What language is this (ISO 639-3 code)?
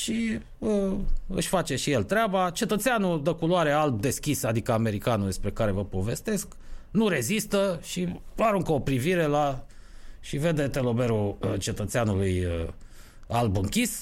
ron